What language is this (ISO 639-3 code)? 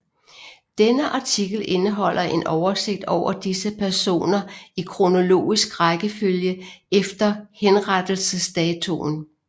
dan